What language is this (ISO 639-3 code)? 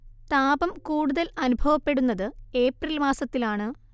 mal